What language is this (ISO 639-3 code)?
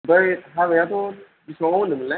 brx